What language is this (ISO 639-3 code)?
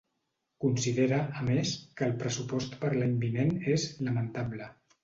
cat